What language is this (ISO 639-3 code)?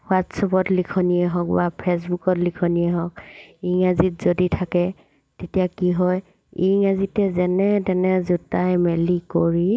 asm